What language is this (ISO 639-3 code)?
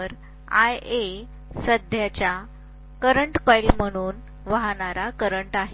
mar